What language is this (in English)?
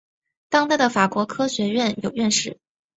Chinese